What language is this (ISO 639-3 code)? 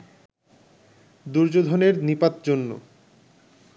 ben